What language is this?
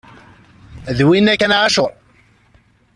Kabyle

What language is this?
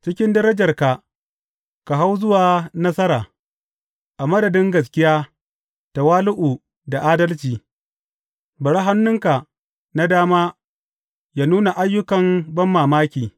Hausa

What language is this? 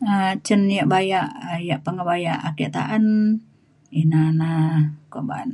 Mainstream Kenyah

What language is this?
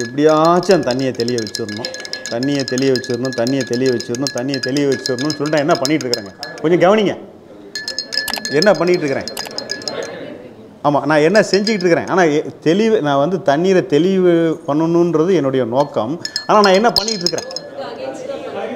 Tamil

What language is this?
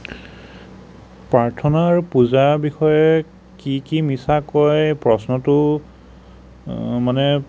Assamese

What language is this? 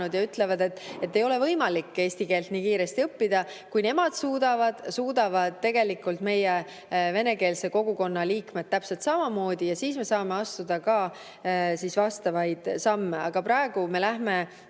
Estonian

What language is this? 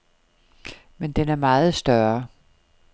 Danish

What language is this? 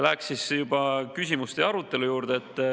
Estonian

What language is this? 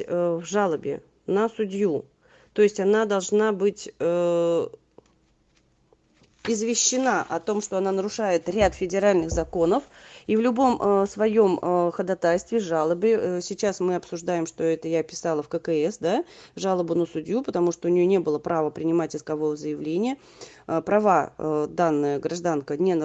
Russian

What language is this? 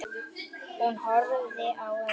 Icelandic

